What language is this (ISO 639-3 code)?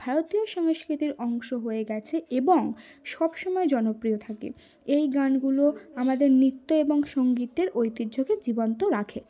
ben